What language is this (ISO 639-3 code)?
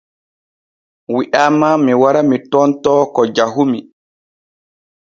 fue